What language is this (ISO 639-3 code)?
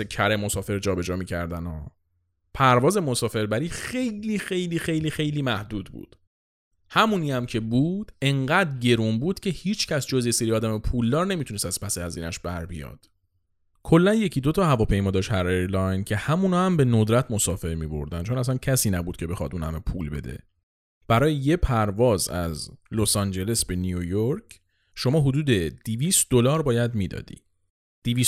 fas